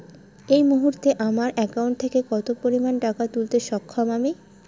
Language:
Bangla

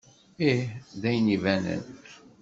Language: Kabyle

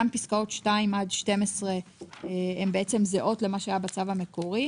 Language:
Hebrew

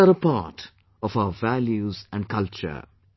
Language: English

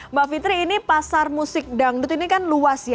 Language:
Indonesian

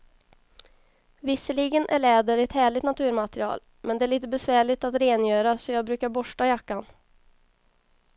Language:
Swedish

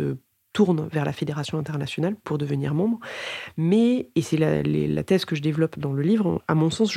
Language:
French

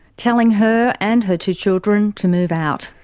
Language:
English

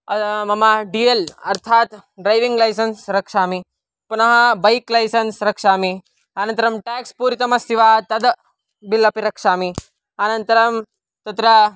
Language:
Sanskrit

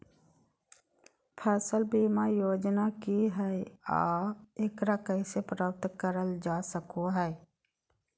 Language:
Magahi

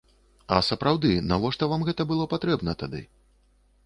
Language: Belarusian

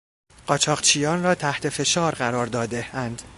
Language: Persian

